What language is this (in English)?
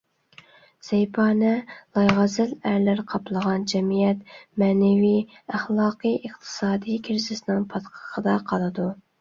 Uyghur